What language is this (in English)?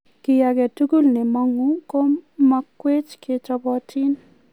Kalenjin